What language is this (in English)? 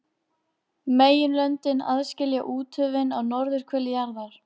Icelandic